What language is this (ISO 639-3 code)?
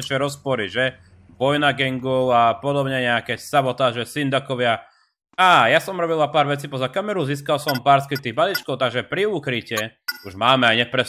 slk